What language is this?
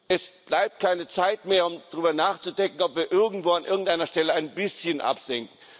German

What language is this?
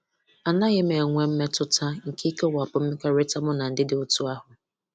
Igbo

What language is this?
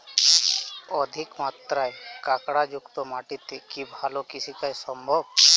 Bangla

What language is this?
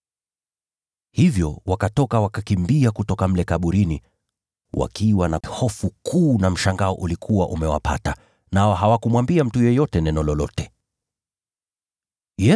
Swahili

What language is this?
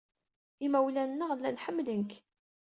Kabyle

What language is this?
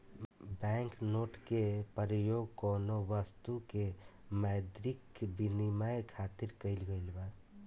Bhojpuri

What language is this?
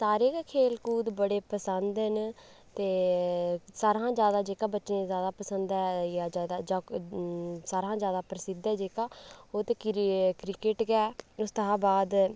Dogri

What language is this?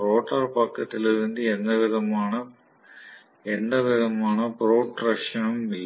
Tamil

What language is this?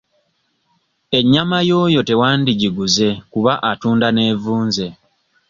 Ganda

